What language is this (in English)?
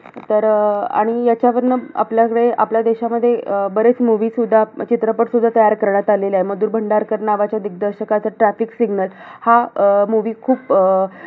Marathi